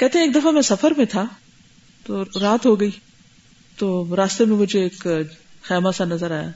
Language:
Urdu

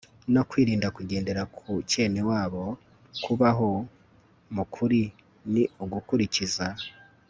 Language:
Kinyarwanda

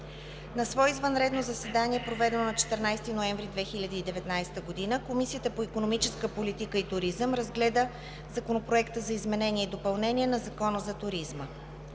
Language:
Bulgarian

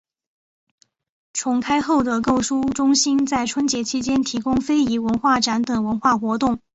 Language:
Chinese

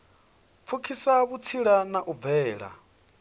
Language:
Venda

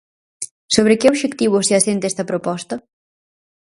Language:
Galician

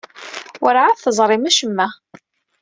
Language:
Kabyle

